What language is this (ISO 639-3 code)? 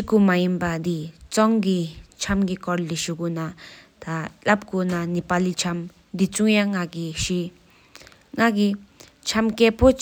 sip